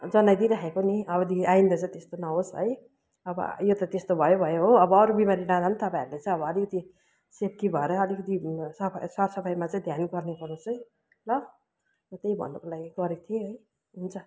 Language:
Nepali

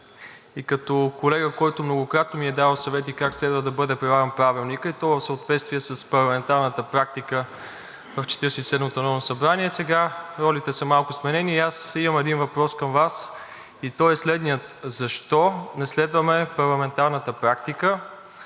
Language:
Bulgarian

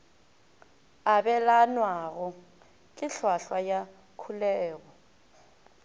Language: Northern Sotho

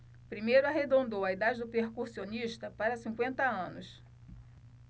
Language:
Portuguese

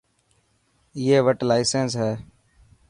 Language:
Dhatki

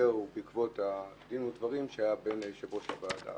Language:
Hebrew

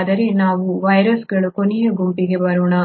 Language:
Kannada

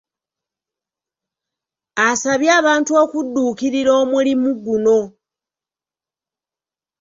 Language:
Ganda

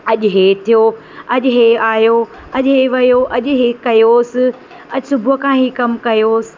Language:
Sindhi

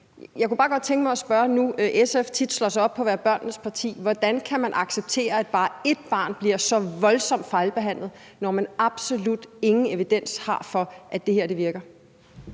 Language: Danish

